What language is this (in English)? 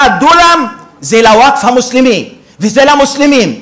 Hebrew